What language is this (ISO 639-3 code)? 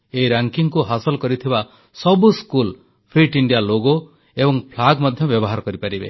ori